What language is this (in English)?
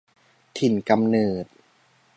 Thai